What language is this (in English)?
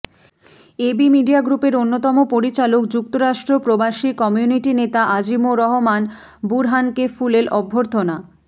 Bangla